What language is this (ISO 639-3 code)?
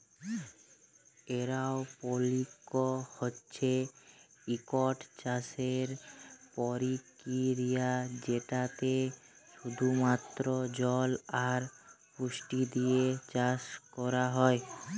ben